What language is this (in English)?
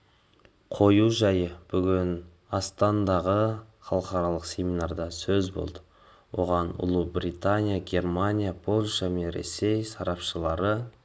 Kazakh